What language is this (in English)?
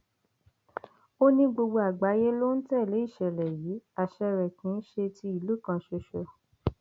Yoruba